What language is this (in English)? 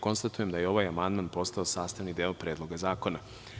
Serbian